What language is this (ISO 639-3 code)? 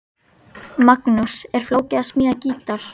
isl